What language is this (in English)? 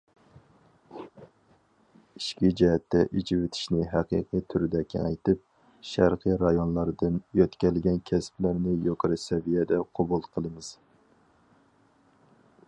Uyghur